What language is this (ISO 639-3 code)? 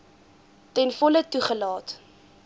afr